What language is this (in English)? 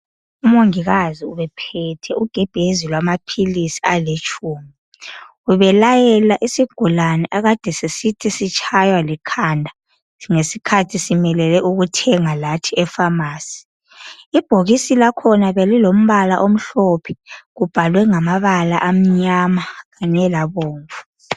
North Ndebele